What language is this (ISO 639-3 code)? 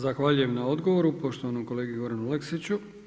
hrv